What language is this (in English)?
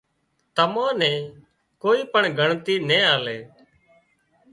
Wadiyara Koli